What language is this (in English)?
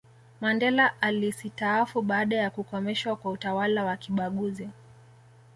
Swahili